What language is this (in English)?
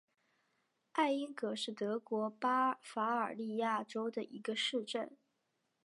Chinese